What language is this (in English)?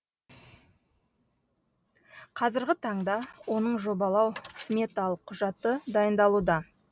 Kazakh